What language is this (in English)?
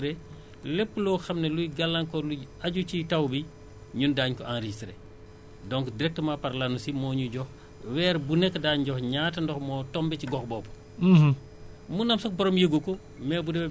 Wolof